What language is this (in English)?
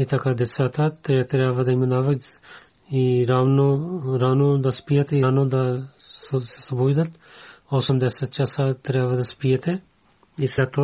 Bulgarian